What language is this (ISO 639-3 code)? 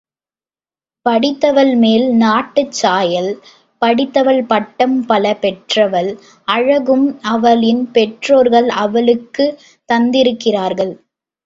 tam